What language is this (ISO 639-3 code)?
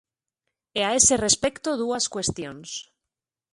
glg